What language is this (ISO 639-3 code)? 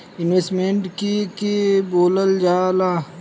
bho